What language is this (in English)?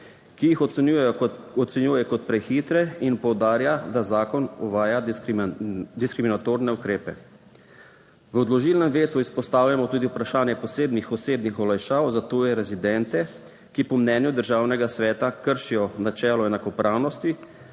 Slovenian